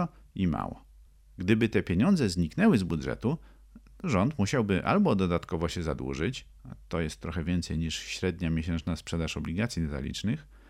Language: Polish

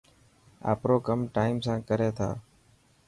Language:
Dhatki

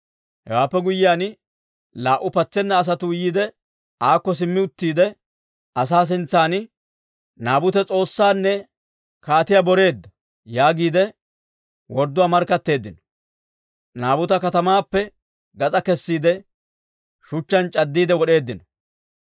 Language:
Dawro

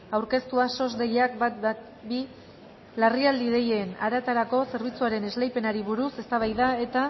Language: Basque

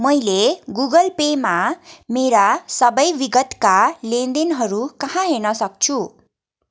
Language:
Nepali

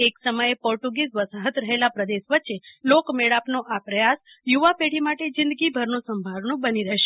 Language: Gujarati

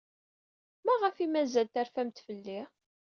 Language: Kabyle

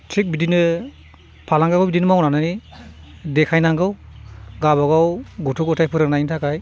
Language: Bodo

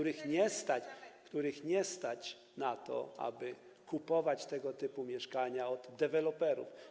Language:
Polish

